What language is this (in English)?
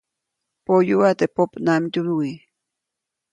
Copainalá Zoque